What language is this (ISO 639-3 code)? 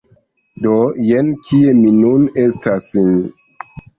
epo